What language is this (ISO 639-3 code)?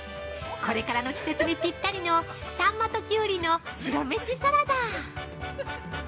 jpn